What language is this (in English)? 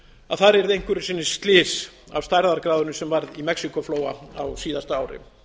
Icelandic